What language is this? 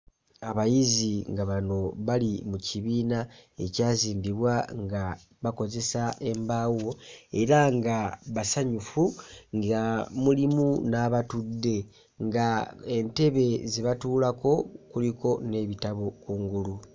Ganda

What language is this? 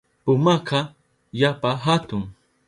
Southern Pastaza Quechua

